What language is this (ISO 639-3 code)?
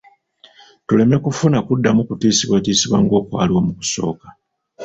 lug